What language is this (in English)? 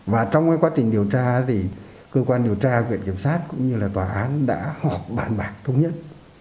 Vietnamese